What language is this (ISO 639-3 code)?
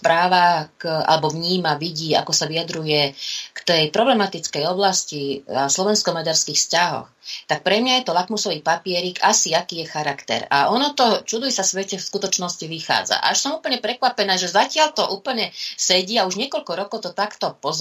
slk